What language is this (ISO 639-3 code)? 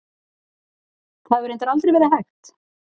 isl